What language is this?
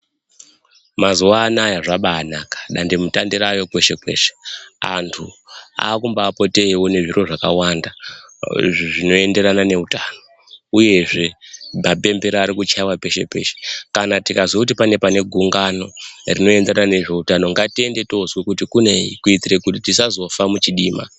Ndau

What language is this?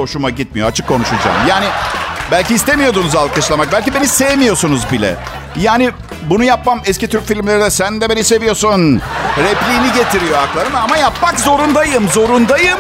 Turkish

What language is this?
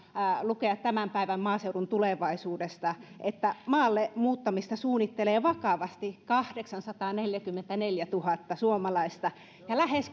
Finnish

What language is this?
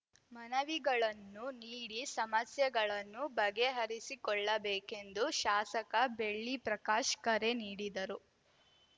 Kannada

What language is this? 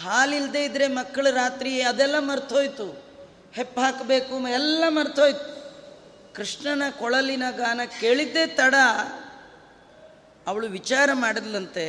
Kannada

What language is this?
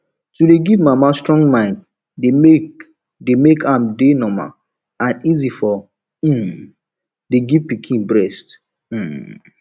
Nigerian Pidgin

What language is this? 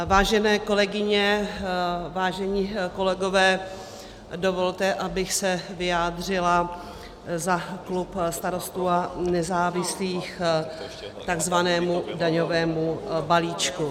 Czech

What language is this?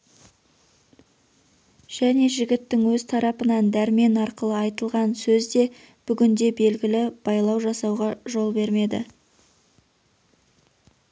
Kazakh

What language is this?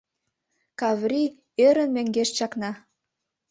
Mari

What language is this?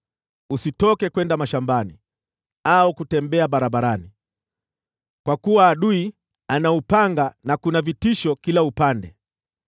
Swahili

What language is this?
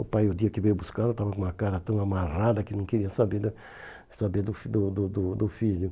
Portuguese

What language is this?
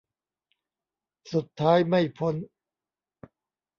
Thai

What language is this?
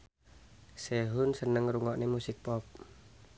Javanese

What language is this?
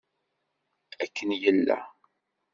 Kabyle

